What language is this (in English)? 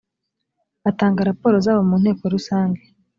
Kinyarwanda